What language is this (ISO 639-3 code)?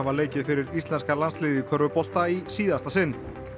isl